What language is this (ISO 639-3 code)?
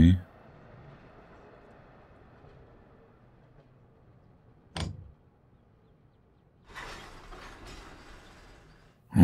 pol